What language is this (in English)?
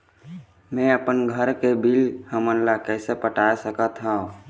Chhattisgarhi